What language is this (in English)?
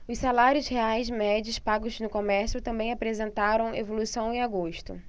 Portuguese